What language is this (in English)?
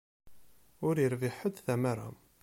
Kabyle